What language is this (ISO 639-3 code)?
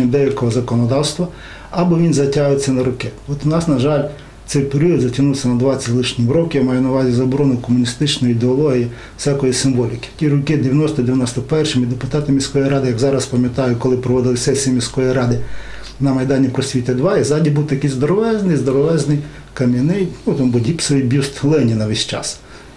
ukr